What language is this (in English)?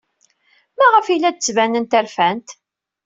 Kabyle